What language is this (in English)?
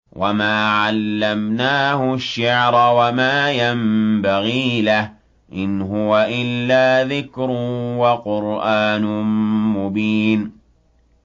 Arabic